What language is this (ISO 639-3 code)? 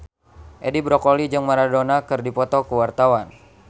sun